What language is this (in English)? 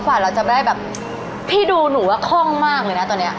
Thai